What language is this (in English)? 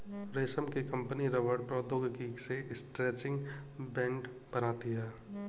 Hindi